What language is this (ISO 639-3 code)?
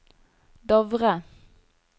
nor